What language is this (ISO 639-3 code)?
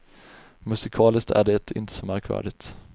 swe